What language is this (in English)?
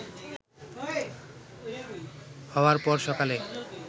Bangla